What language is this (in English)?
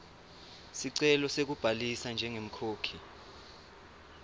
Swati